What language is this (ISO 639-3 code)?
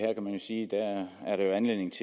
dan